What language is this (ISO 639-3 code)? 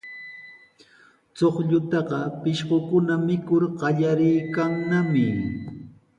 qws